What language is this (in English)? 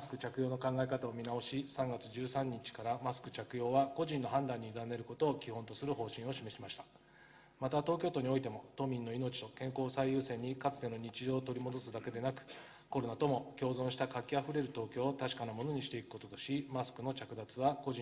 Japanese